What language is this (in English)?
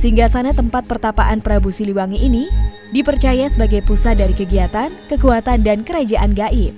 Indonesian